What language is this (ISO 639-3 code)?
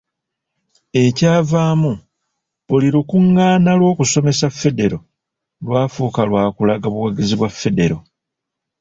lug